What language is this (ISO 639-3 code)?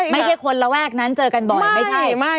tha